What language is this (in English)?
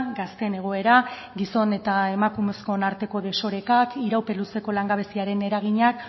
Basque